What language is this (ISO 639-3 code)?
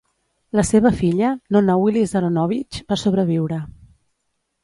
cat